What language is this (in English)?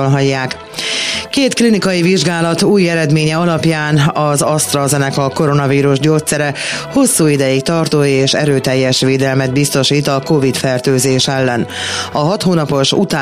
Hungarian